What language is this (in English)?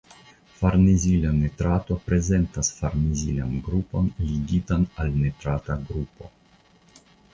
Esperanto